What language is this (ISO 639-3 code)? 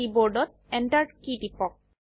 asm